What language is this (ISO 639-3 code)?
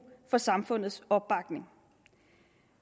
dan